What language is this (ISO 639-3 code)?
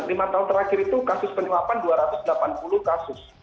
ind